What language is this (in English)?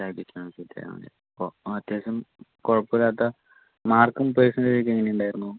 Malayalam